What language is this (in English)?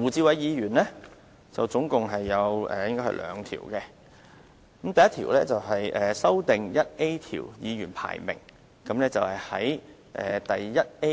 Cantonese